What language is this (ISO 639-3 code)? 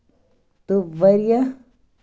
kas